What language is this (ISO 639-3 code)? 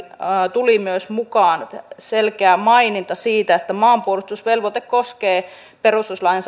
fin